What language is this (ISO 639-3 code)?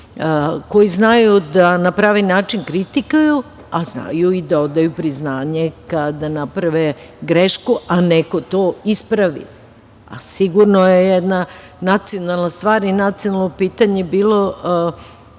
srp